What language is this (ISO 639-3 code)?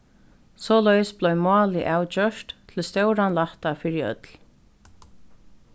fao